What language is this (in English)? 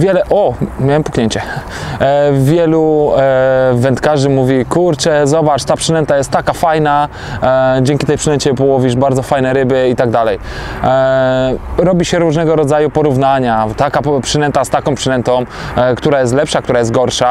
Polish